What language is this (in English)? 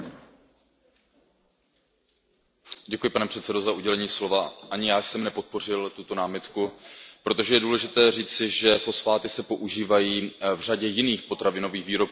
Czech